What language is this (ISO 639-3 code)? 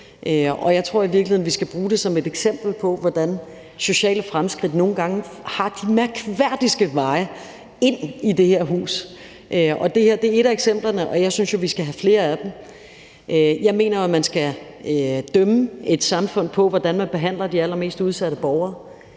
dan